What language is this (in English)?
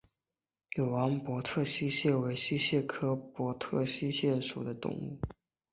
Chinese